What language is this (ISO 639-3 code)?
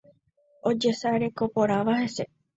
grn